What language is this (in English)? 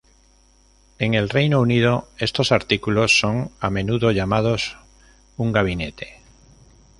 Spanish